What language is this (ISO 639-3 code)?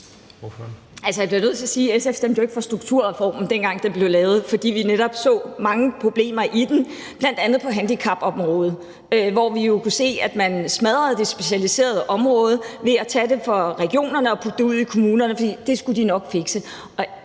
dan